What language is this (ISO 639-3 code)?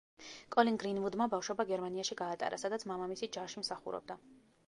kat